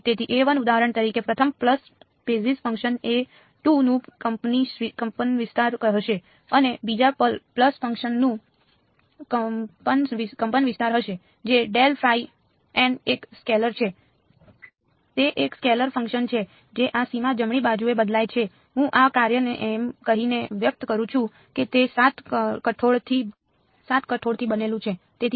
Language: Gujarati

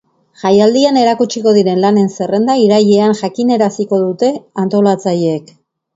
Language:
Basque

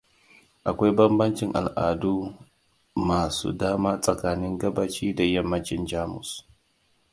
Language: Hausa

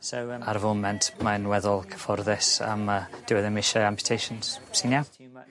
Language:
Welsh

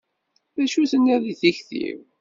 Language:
Kabyle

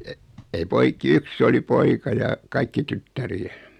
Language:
Finnish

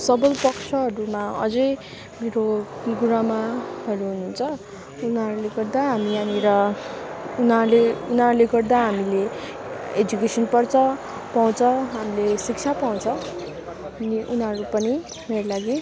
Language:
Nepali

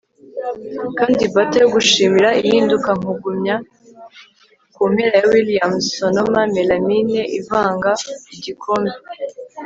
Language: Kinyarwanda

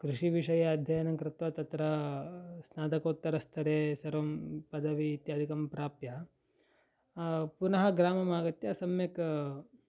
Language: Sanskrit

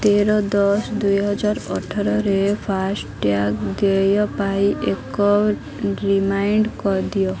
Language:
Odia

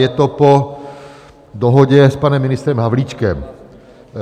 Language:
Czech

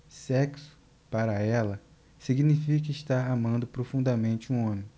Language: Portuguese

